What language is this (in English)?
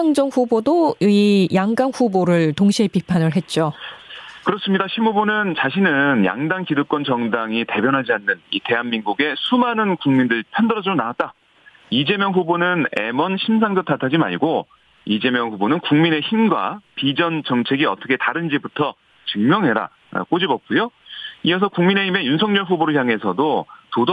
Korean